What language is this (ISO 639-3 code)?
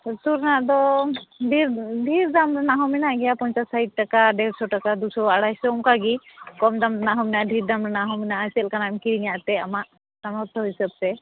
sat